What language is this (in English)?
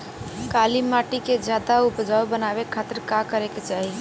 Bhojpuri